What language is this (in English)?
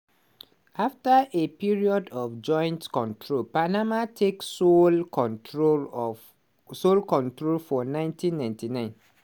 Nigerian Pidgin